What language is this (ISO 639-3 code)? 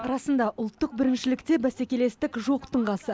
kaz